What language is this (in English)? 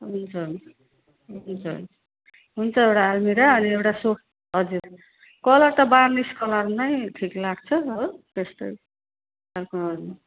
Nepali